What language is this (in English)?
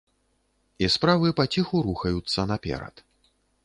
Belarusian